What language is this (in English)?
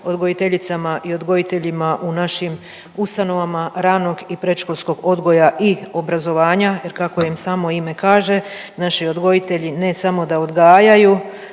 Croatian